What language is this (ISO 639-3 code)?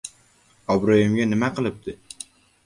uzb